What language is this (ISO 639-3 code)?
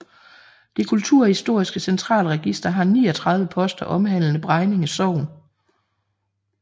dan